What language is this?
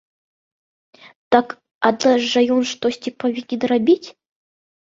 Belarusian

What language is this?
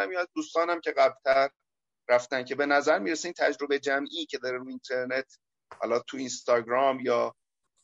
Persian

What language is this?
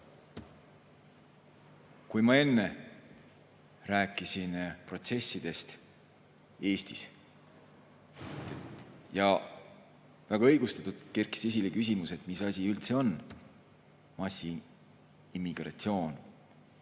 Estonian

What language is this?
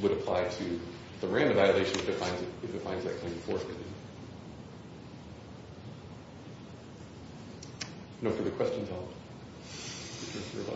English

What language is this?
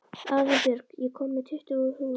Icelandic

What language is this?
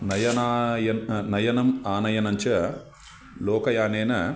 Sanskrit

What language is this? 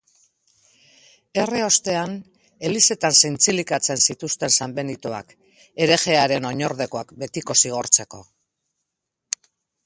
Basque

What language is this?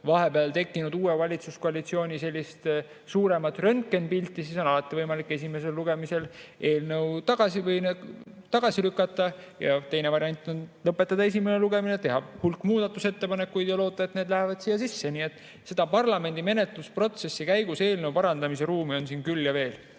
Estonian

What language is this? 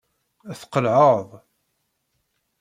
Kabyle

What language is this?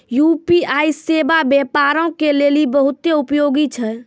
Maithili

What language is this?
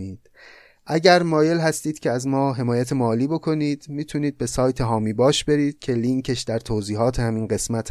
Persian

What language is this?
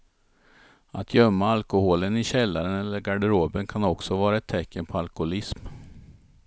Swedish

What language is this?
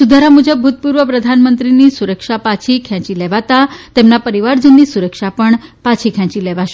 Gujarati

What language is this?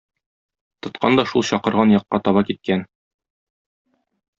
Tatar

